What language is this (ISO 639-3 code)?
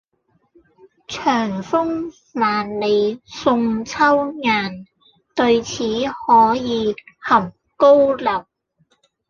yue